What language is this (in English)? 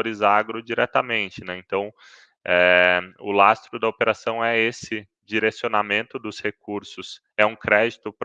Portuguese